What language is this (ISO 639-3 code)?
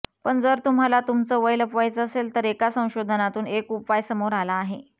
mar